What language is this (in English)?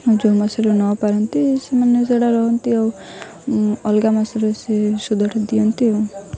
Odia